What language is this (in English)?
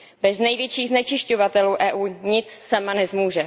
Czech